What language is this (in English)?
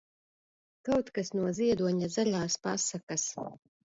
Latvian